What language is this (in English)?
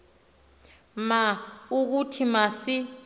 Xhosa